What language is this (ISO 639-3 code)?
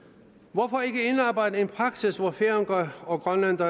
dan